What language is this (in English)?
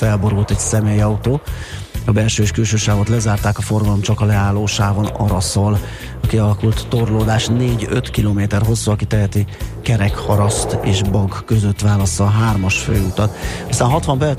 Hungarian